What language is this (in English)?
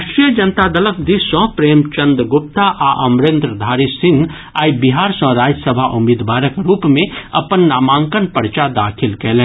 Maithili